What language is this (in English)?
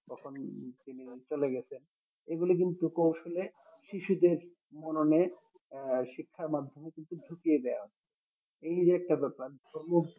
Bangla